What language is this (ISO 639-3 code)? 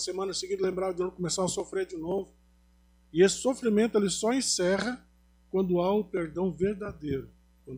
por